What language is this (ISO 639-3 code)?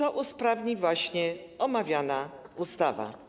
pol